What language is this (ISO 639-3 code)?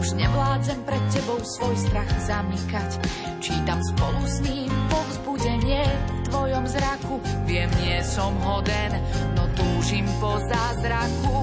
slk